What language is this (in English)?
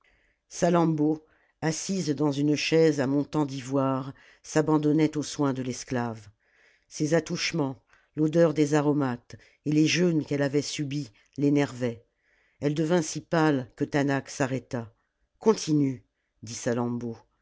French